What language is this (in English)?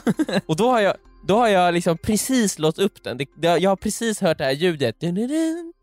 Swedish